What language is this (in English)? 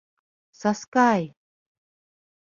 Mari